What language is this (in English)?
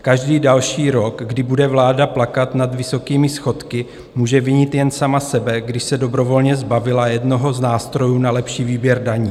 Czech